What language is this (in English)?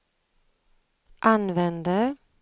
Swedish